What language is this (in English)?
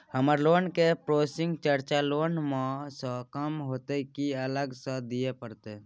Maithili